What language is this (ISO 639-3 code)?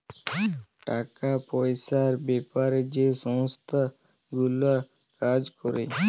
ben